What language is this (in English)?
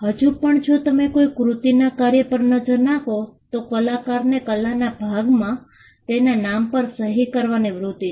Gujarati